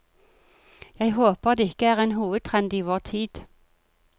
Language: Norwegian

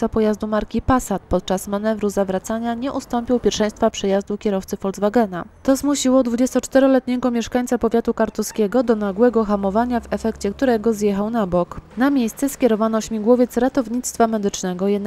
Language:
Polish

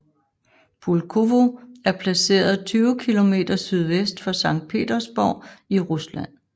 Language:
Danish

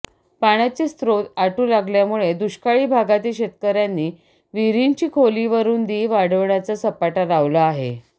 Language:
Marathi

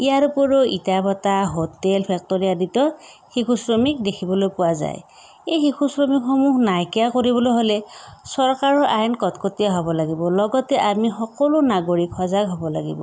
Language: Assamese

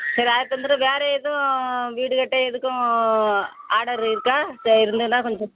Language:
Tamil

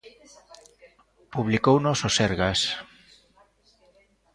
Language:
Galician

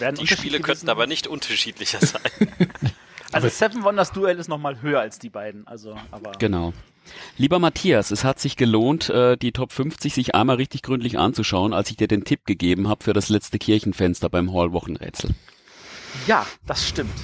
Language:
German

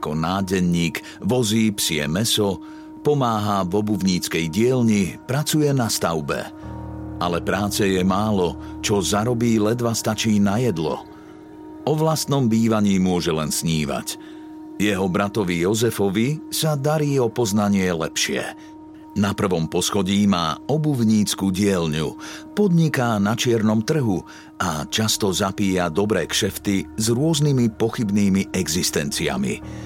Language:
Slovak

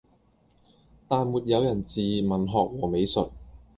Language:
Cantonese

